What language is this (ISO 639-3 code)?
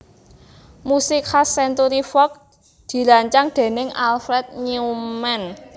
jav